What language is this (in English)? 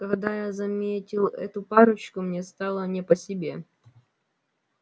Russian